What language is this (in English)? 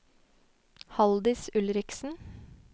Norwegian